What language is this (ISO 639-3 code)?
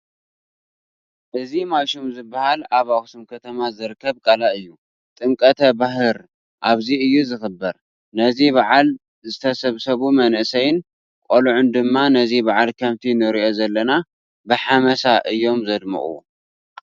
tir